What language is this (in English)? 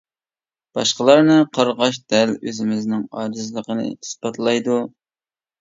Uyghur